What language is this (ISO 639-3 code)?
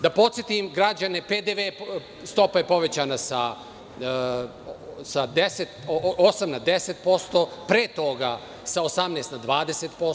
srp